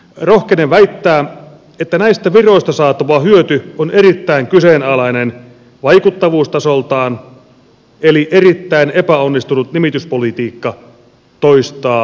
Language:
Finnish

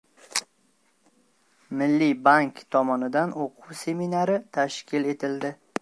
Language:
Uzbek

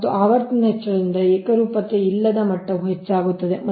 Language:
Kannada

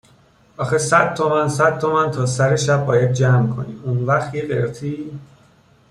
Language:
Persian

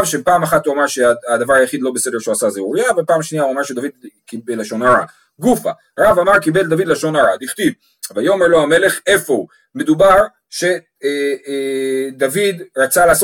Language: Hebrew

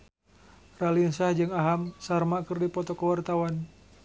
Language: Sundanese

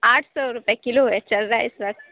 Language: Urdu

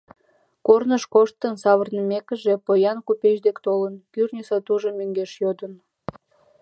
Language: Mari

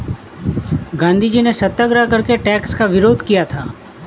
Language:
Hindi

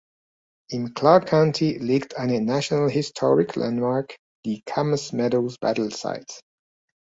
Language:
German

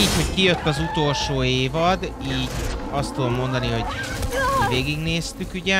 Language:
Hungarian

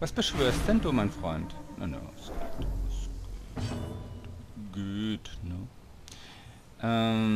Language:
German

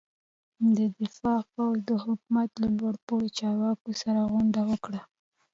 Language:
Pashto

